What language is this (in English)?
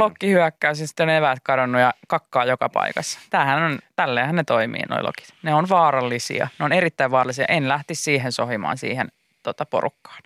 Finnish